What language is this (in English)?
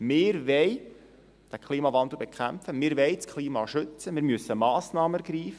Swiss German